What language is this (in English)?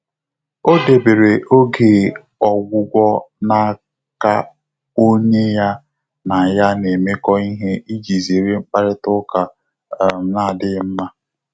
Igbo